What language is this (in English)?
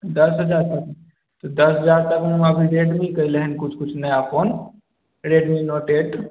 Maithili